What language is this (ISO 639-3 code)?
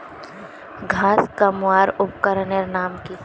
mag